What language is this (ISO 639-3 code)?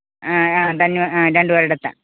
mal